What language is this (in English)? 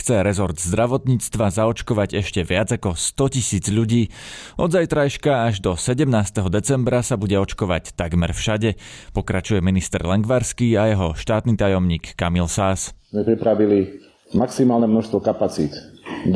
Slovak